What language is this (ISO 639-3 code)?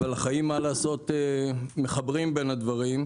heb